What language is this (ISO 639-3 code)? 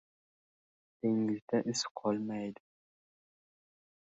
uzb